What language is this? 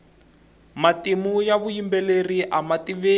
Tsonga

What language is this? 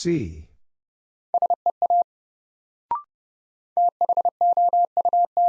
English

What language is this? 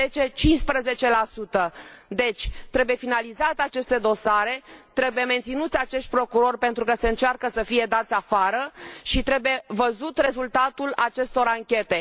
Romanian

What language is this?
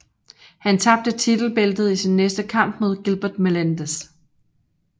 Danish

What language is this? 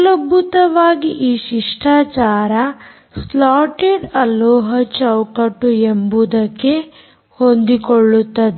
Kannada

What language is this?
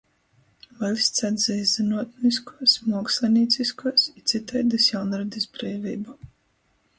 Latgalian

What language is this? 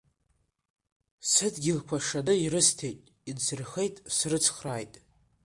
Abkhazian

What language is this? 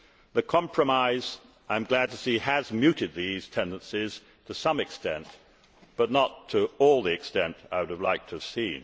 English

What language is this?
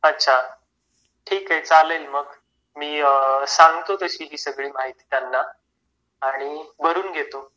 Marathi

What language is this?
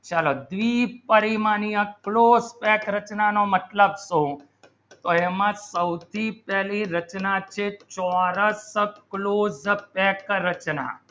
Gujarati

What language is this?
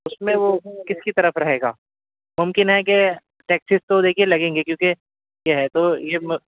Urdu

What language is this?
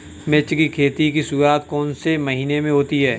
Hindi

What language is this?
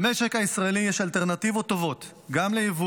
Hebrew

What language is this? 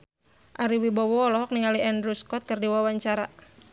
Sundanese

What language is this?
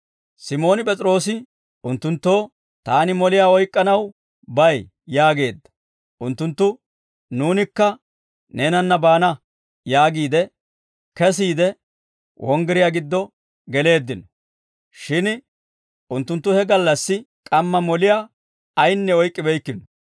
Dawro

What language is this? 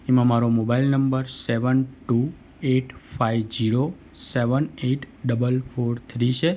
Gujarati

